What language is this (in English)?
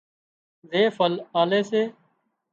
Wadiyara Koli